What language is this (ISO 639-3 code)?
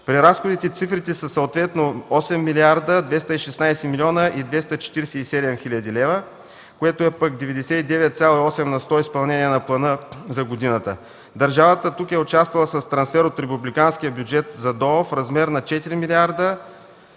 bul